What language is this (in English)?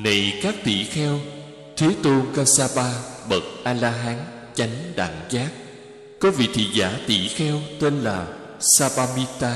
Vietnamese